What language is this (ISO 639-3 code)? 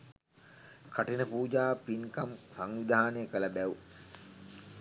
sin